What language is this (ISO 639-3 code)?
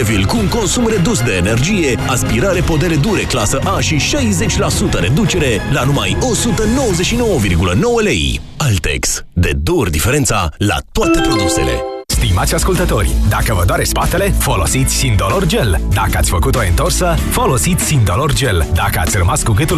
ron